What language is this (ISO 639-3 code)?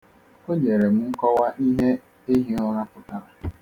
ibo